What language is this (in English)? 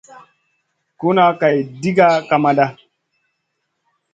Masana